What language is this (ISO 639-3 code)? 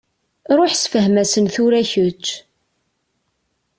kab